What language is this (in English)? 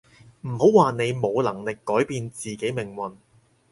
Cantonese